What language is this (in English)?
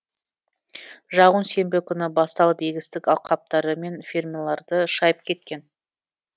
Kazakh